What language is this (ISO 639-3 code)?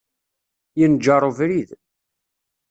kab